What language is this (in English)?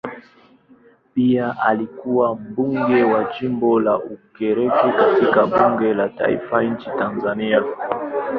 Swahili